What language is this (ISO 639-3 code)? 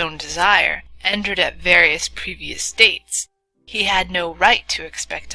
eng